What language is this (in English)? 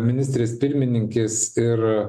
Lithuanian